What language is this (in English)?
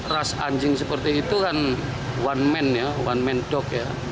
Indonesian